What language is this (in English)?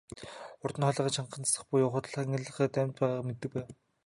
Mongolian